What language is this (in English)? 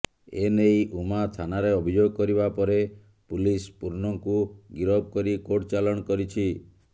Odia